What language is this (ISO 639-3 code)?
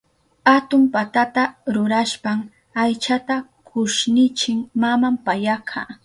qup